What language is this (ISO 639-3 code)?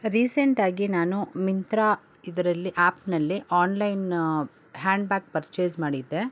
kan